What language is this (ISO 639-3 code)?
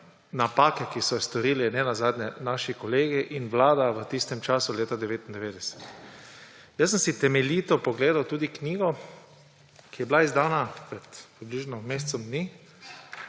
slv